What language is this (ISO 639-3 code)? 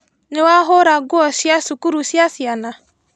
kik